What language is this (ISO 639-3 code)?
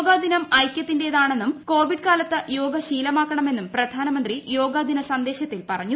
mal